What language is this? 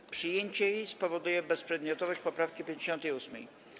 Polish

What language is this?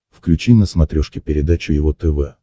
Russian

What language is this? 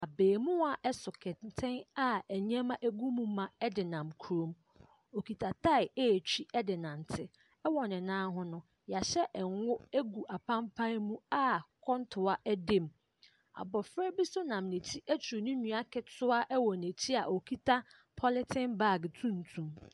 Akan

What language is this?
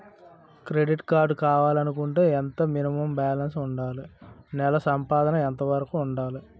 Telugu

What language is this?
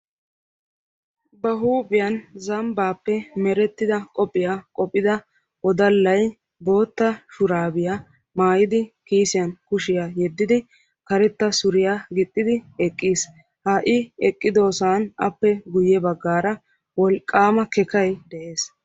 Wolaytta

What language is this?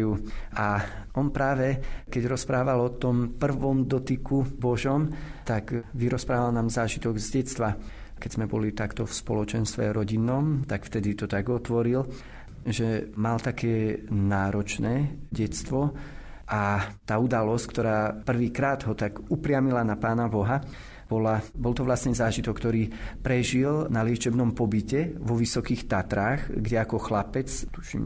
Slovak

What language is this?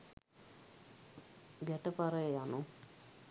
Sinhala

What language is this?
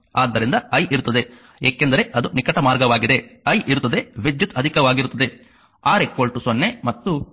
Kannada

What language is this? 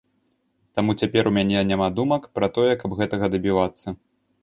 Belarusian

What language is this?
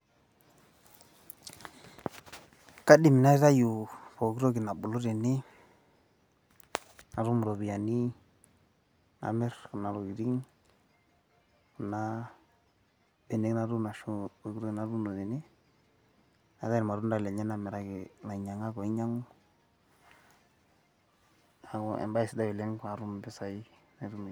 Masai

